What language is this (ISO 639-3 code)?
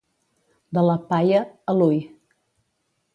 cat